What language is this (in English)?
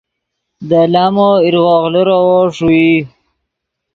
Yidgha